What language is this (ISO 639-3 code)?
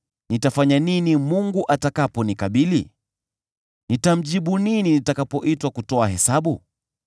swa